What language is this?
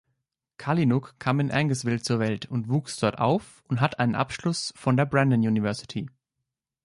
German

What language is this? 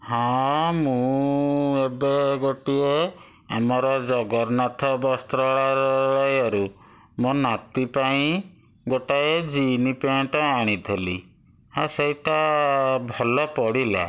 Odia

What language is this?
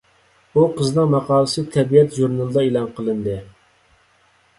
Uyghur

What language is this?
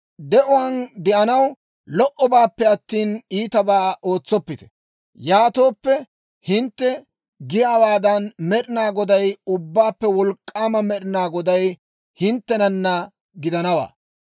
Dawro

